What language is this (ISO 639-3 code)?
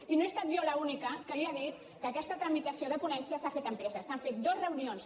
cat